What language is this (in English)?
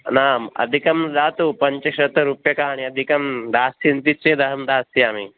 Sanskrit